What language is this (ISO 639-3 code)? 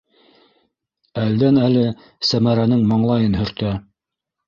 bak